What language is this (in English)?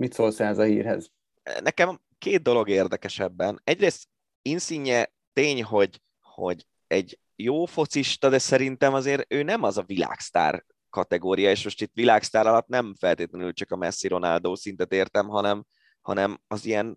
Hungarian